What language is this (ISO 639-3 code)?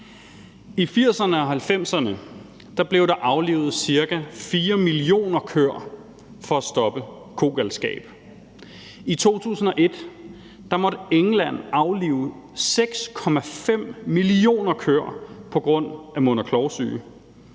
dan